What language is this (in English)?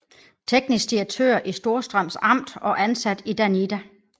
Danish